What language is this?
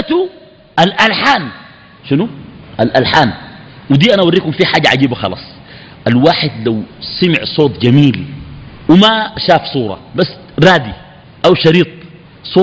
Arabic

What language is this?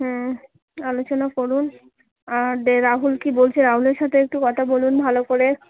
Bangla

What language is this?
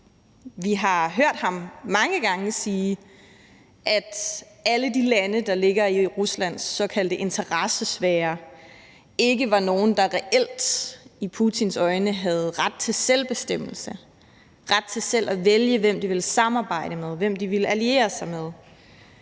Danish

